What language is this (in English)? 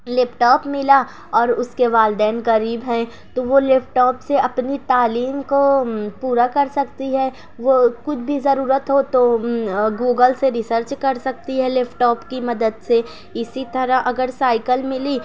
Urdu